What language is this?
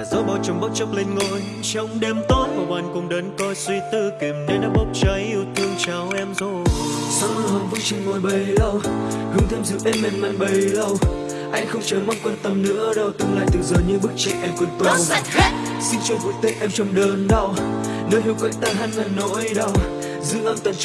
Vietnamese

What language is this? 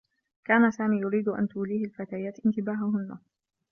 Arabic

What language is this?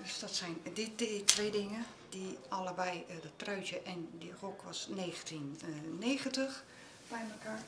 Dutch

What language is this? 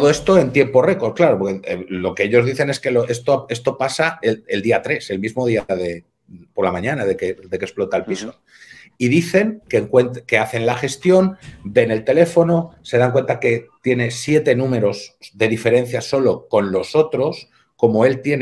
Spanish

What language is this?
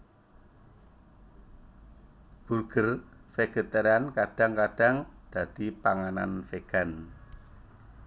Javanese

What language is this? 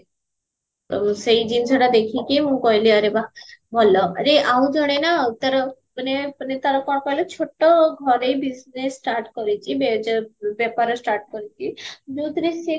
Odia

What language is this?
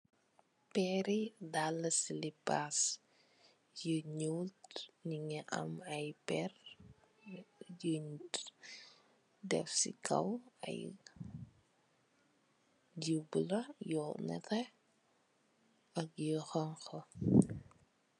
Wolof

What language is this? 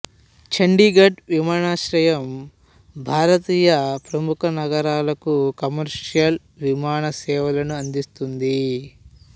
Telugu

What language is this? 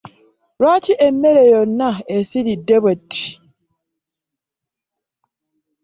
Ganda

